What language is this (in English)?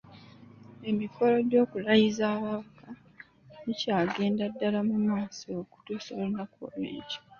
Ganda